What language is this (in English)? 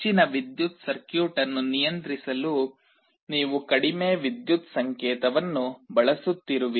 Kannada